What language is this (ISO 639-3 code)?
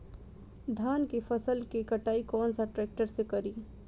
bho